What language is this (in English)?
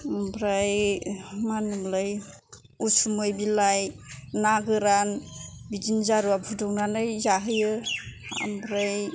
Bodo